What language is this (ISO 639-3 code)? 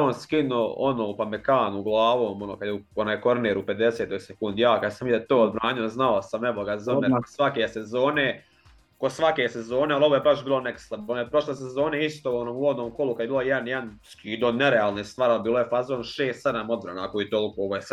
hrv